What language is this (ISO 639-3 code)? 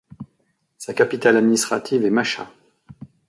fra